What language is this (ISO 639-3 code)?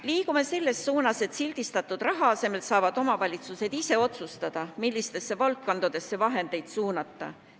est